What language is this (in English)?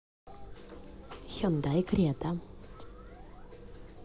Russian